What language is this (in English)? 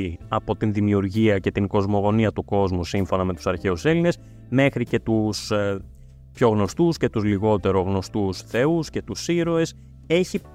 Greek